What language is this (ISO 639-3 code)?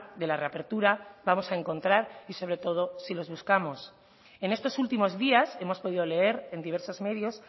spa